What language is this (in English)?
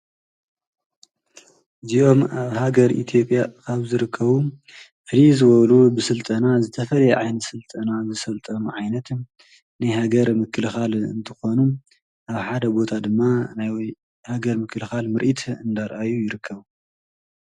Tigrinya